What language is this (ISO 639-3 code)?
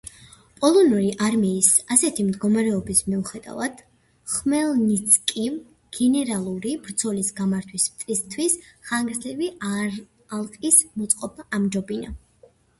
kat